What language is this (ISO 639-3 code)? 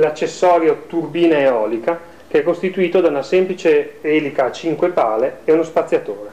ita